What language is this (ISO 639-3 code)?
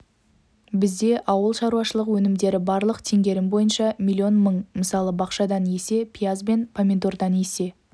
kaz